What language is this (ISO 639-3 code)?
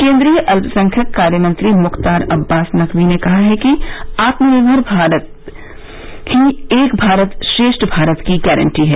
hin